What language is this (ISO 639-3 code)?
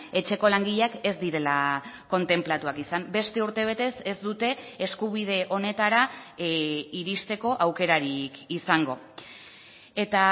eus